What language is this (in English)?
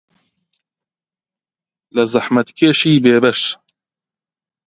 Central Kurdish